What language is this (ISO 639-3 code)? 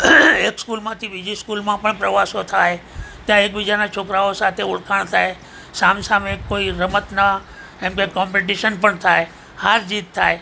guj